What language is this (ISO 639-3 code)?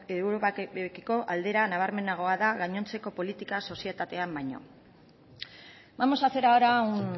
eus